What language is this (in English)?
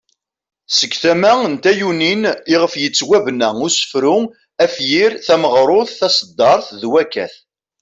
Kabyle